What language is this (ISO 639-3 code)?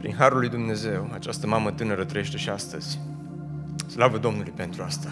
ron